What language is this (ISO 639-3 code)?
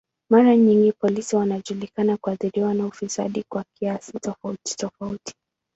swa